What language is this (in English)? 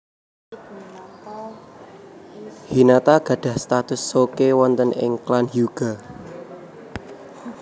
Javanese